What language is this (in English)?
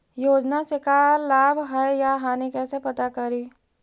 Magahi